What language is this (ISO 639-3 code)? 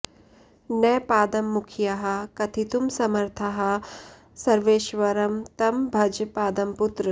san